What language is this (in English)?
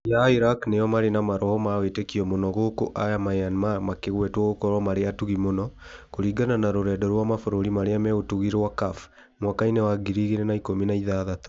Kikuyu